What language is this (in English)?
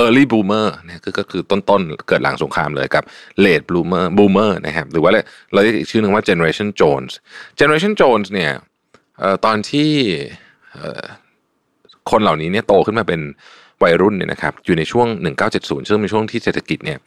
Thai